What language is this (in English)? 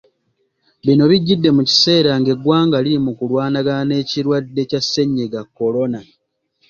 Ganda